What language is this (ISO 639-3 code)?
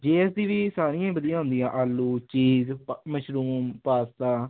pan